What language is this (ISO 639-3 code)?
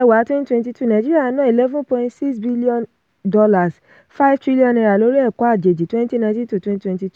yor